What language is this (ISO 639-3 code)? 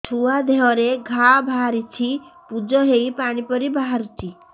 ori